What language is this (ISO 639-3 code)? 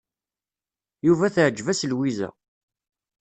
kab